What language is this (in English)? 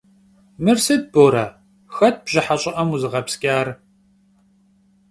Kabardian